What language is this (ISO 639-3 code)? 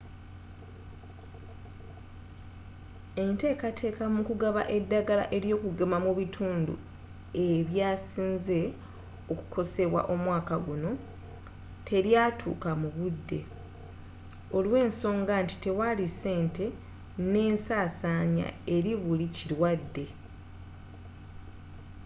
lug